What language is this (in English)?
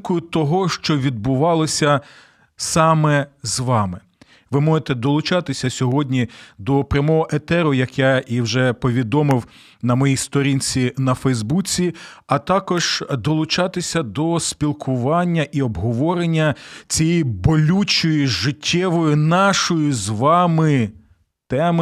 Ukrainian